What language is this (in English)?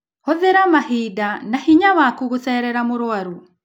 Kikuyu